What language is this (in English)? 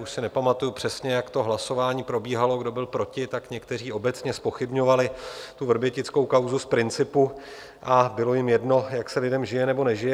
Czech